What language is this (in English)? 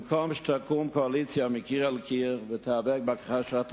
Hebrew